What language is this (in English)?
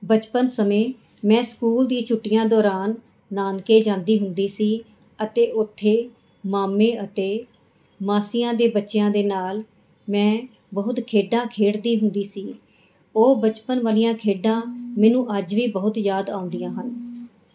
Punjabi